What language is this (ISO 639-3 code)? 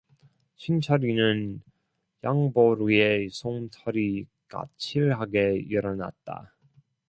kor